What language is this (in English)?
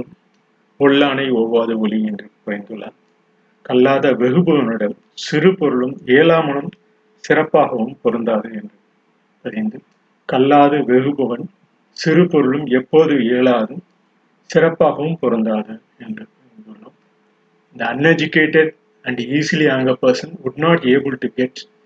Tamil